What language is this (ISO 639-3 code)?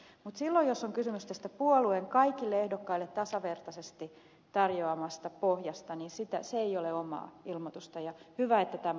fin